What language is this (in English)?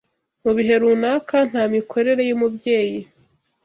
Kinyarwanda